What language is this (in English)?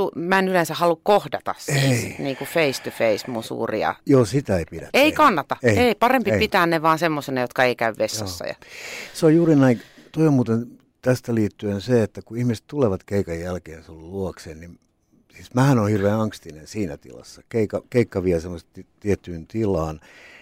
Finnish